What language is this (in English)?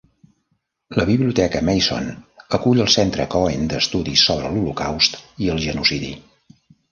Catalan